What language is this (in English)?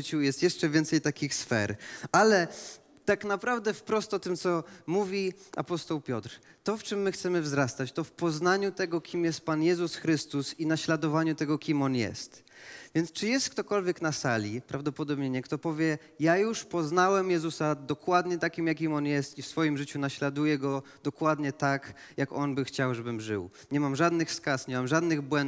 Polish